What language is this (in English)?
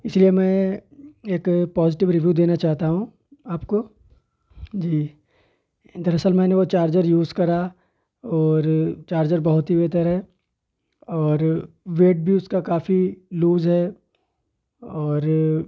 Urdu